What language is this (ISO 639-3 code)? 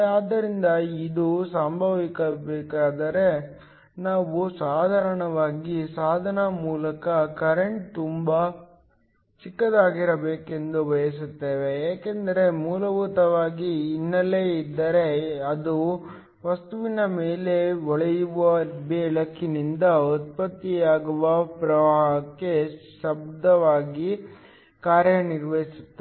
kan